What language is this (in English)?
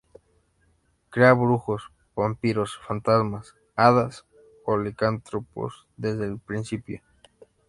Spanish